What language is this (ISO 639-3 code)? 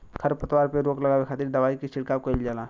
bho